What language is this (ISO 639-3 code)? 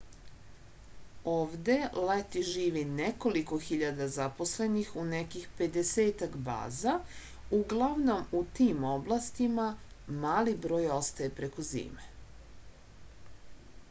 srp